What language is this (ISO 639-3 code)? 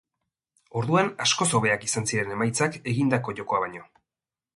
eus